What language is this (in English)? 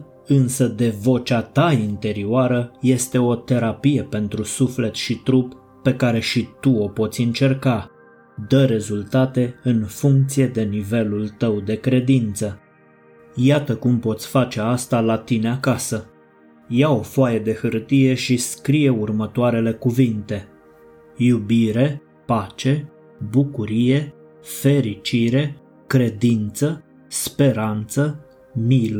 Romanian